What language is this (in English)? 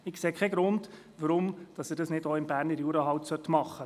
Swiss German